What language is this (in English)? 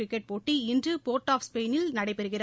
Tamil